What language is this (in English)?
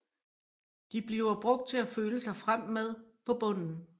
Danish